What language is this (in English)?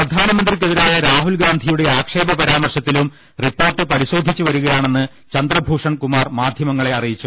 Malayalam